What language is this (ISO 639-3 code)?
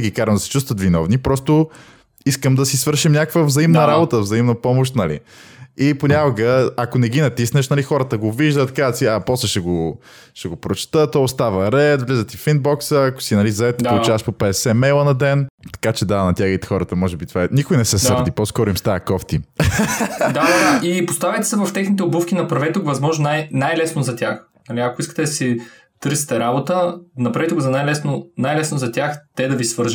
bul